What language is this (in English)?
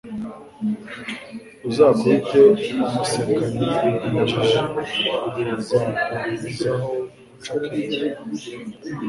Kinyarwanda